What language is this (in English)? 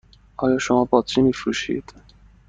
Persian